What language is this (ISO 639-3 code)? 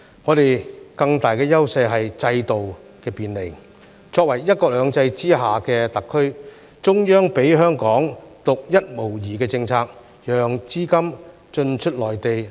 yue